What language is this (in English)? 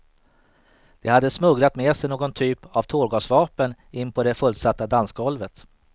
Swedish